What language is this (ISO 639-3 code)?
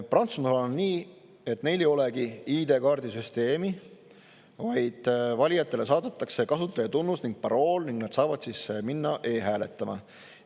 est